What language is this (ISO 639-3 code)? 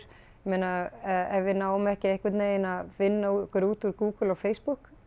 isl